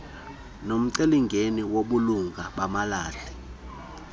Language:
Xhosa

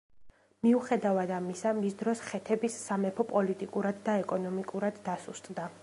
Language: Georgian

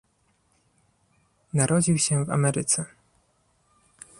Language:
Polish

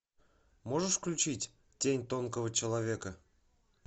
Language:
Russian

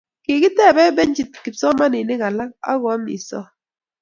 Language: Kalenjin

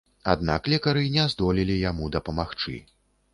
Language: Belarusian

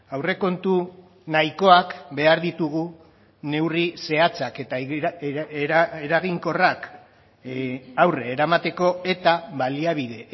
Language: Basque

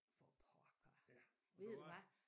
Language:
Danish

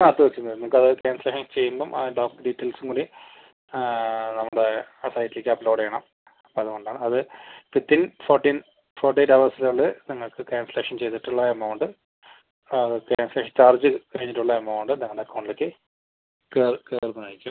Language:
Malayalam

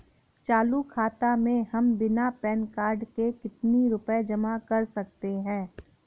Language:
Hindi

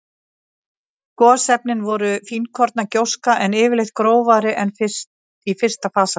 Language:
Icelandic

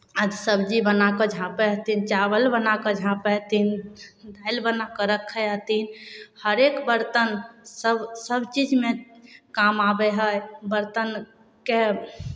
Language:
Maithili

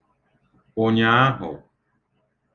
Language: Igbo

